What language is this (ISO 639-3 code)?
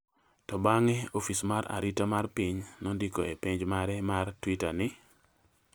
luo